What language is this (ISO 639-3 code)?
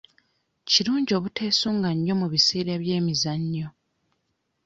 lug